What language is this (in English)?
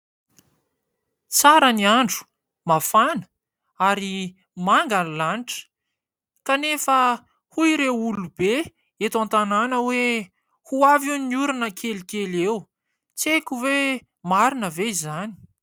Malagasy